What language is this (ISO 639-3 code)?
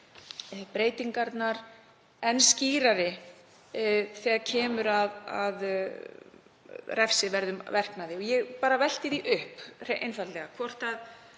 isl